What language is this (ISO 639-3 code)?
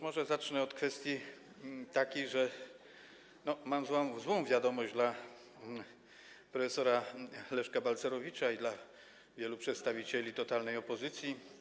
pol